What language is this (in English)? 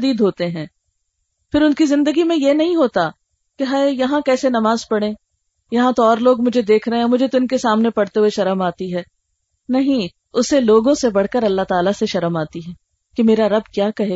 Urdu